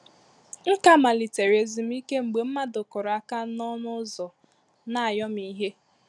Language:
Igbo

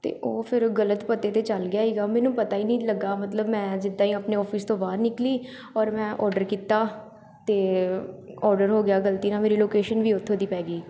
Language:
Punjabi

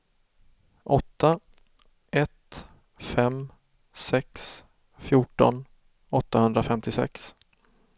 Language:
Swedish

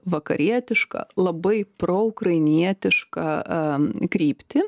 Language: Lithuanian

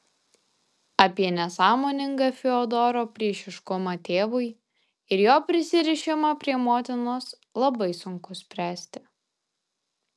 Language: Lithuanian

